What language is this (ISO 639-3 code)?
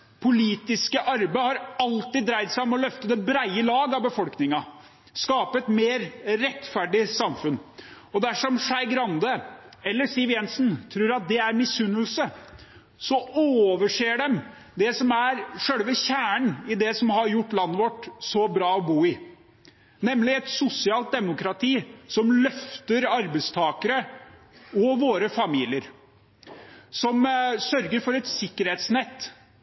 nob